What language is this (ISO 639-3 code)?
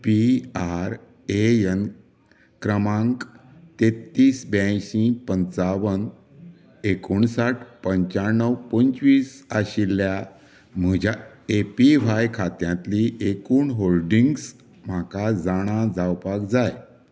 kok